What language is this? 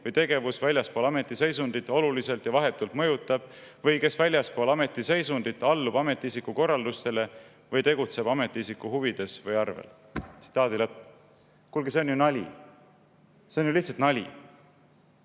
Estonian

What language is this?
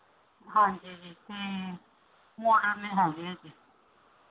Punjabi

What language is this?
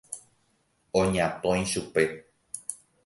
Guarani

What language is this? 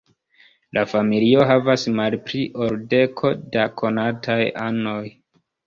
Esperanto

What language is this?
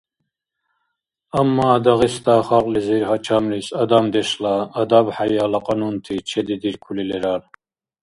Dargwa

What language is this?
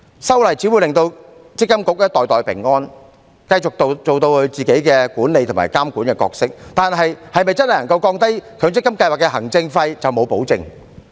Cantonese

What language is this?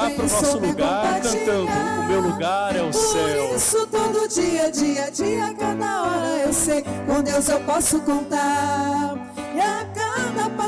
Portuguese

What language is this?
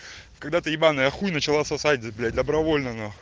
Russian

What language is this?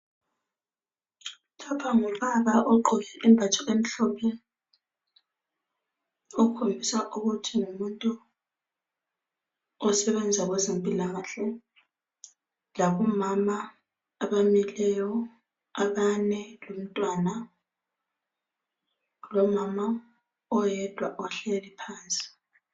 North Ndebele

